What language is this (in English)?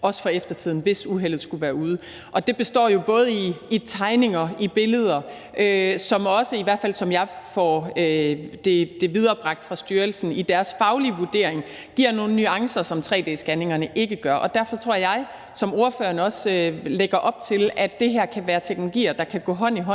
Danish